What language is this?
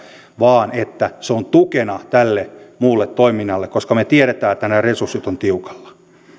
Finnish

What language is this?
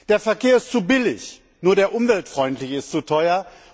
German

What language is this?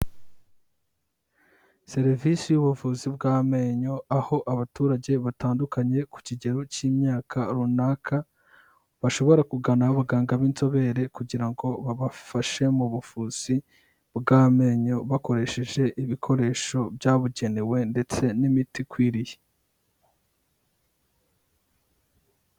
Kinyarwanda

